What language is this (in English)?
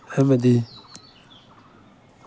Manipuri